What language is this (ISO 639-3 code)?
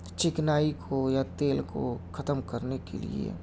urd